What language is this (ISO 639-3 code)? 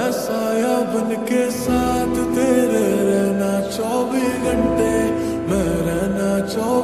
ron